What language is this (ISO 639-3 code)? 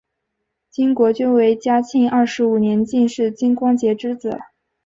zho